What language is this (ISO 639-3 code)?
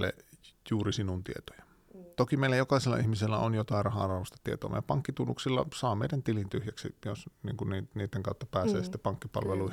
fin